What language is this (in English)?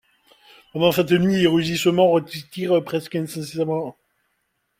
French